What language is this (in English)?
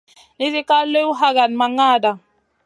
Masana